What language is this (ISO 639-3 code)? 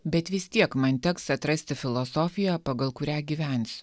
lit